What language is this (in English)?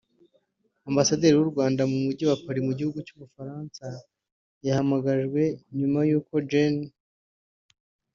Kinyarwanda